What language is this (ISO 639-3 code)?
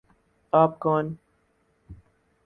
urd